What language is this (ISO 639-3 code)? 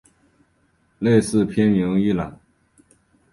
zho